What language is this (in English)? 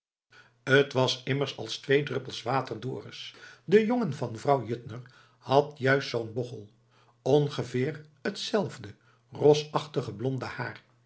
Dutch